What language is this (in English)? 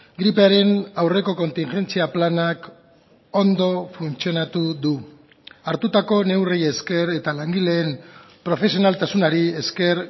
Basque